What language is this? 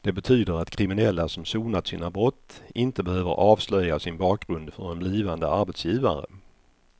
Swedish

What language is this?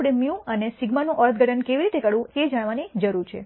Gujarati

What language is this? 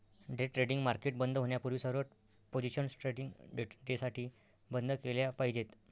Marathi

